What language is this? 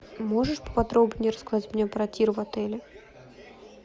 Russian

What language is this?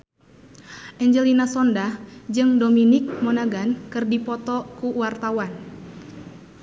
Sundanese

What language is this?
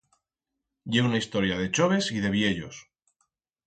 Aragonese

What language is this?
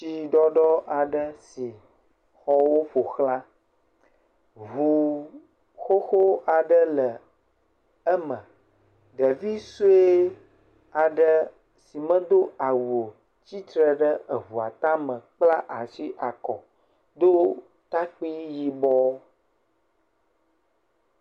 Ewe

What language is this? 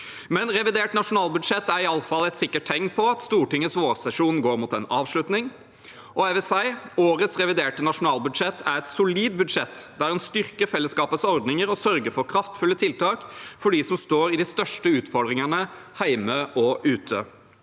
Norwegian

